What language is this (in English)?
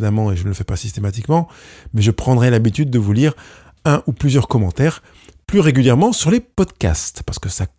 French